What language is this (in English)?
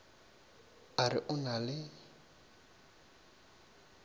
Northern Sotho